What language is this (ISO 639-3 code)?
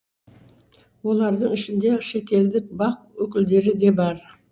kaz